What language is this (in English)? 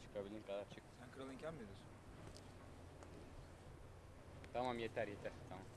Turkish